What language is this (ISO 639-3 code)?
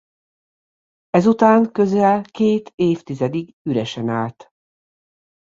hun